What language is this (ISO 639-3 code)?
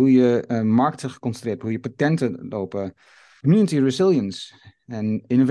nld